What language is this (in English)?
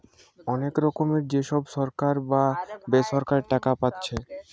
Bangla